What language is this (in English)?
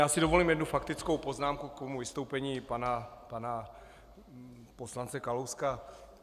Czech